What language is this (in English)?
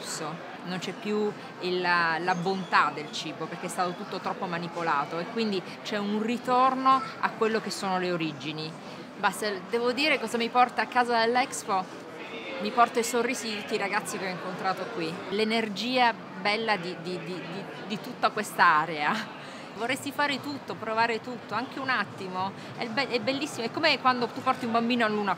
Italian